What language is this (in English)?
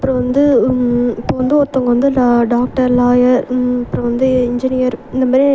Tamil